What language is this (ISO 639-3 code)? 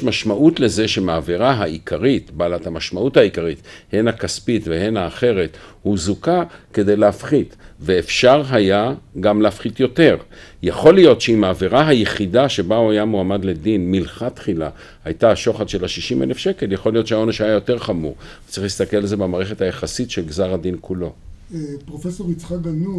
heb